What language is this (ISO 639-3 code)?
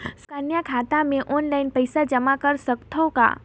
hne